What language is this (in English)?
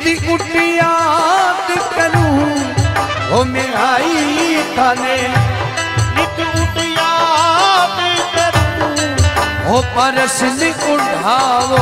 Hindi